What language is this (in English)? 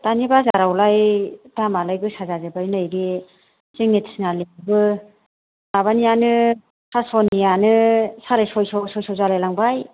Bodo